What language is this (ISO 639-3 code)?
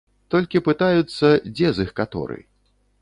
bel